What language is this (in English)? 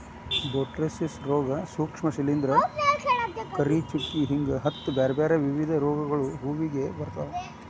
Kannada